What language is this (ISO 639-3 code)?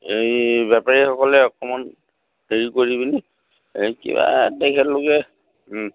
asm